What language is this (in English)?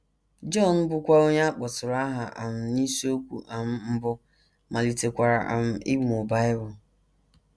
Igbo